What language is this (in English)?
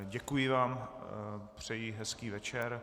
Czech